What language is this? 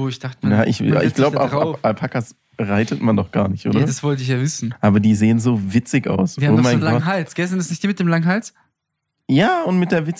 German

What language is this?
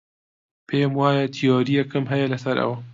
Central Kurdish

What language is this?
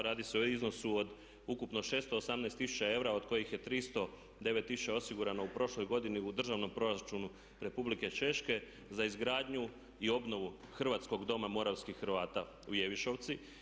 Croatian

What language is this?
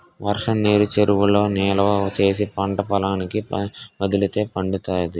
Telugu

